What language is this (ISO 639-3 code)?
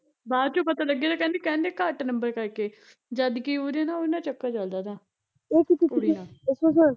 pan